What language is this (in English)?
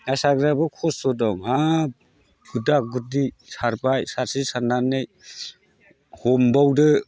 Bodo